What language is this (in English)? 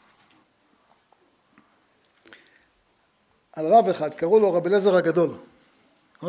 Hebrew